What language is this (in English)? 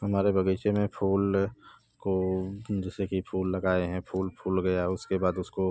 Hindi